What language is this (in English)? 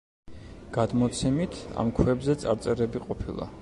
Georgian